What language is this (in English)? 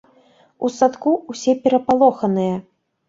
Belarusian